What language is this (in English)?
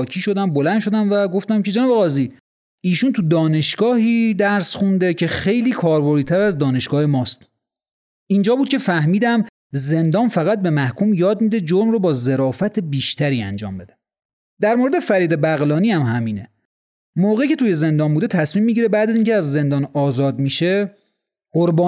Persian